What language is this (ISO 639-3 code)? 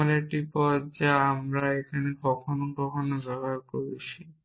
ben